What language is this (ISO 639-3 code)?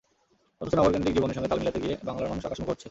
ben